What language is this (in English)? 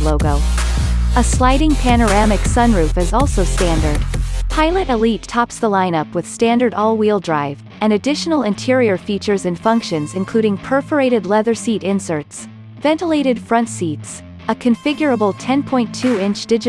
English